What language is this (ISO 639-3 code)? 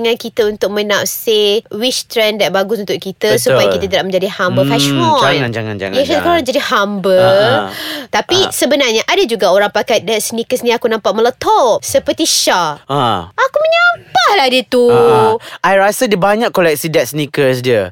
msa